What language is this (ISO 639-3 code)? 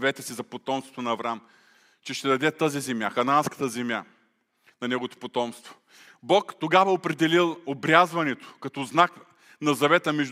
bul